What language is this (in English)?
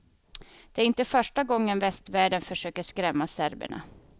Swedish